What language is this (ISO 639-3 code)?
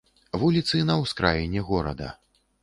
bel